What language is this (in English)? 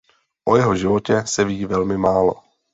Czech